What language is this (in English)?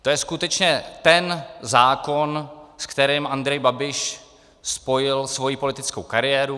Czech